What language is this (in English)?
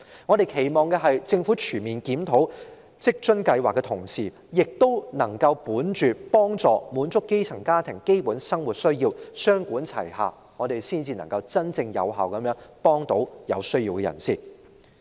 Cantonese